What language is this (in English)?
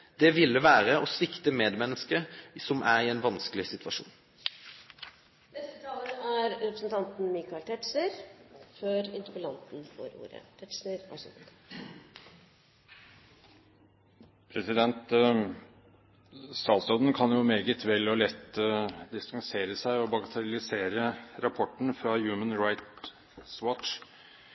Norwegian